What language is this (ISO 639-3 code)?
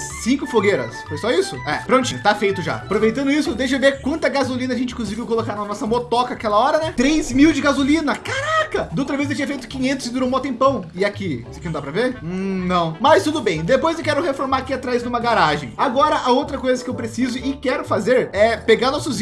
por